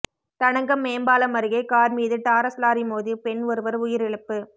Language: Tamil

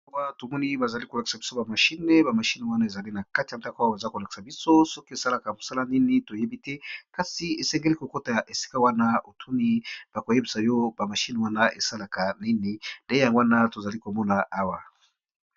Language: Lingala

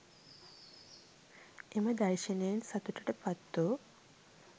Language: Sinhala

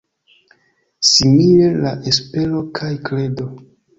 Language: Esperanto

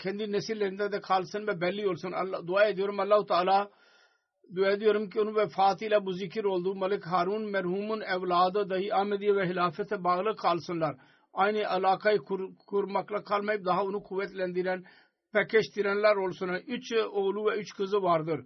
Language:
Turkish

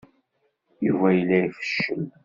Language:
Kabyle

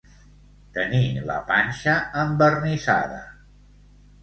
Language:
Catalan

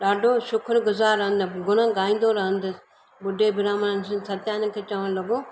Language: Sindhi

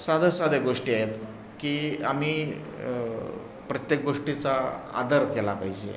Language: Marathi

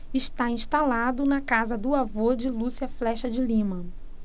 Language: Portuguese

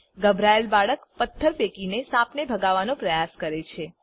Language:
Gujarati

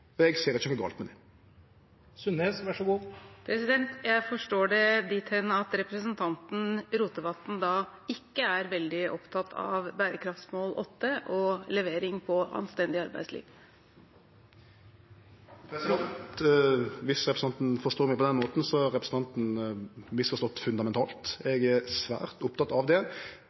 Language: Norwegian Nynorsk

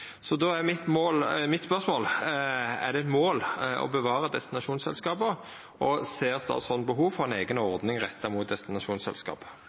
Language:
Norwegian Nynorsk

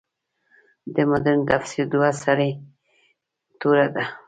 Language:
Pashto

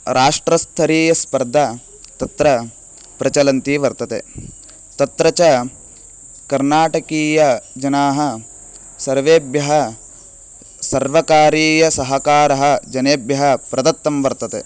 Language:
Sanskrit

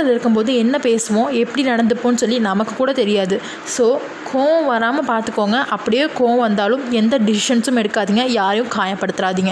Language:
Tamil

